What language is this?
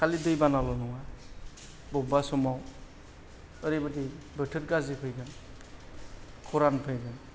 Bodo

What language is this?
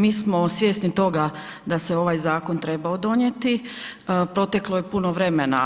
Croatian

